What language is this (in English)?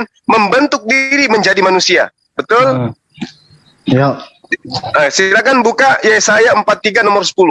Indonesian